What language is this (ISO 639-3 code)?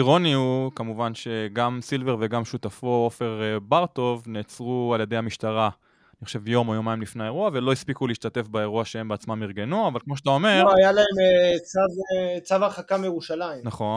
heb